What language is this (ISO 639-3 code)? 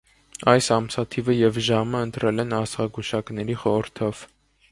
hye